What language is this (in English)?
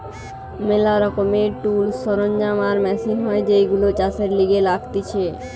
Bangla